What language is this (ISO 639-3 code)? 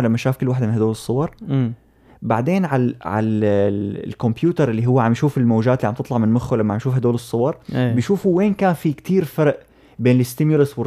ara